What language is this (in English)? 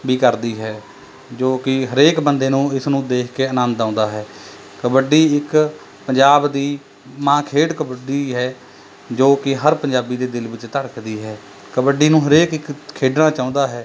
Punjabi